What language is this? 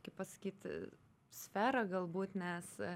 Lithuanian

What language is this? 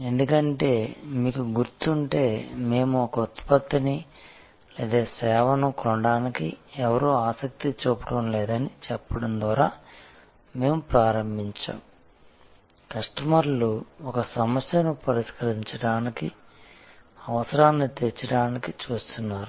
Telugu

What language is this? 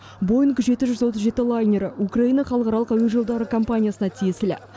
Kazakh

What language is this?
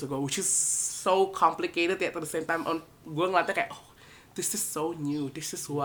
Indonesian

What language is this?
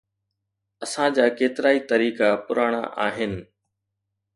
Sindhi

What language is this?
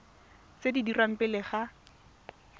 Tswana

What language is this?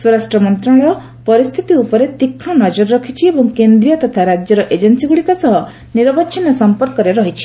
Odia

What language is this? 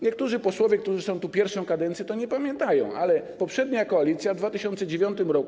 Polish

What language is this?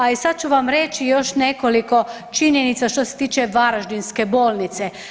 Croatian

